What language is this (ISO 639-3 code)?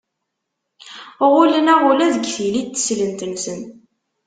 kab